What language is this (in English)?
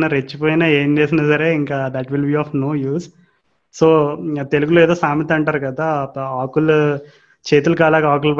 Telugu